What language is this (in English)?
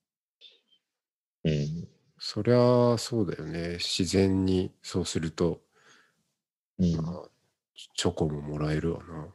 Japanese